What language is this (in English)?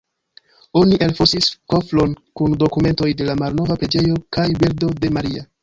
Esperanto